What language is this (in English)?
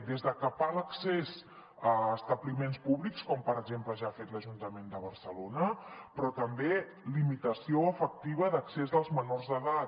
Catalan